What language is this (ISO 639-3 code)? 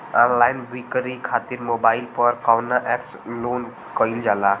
bho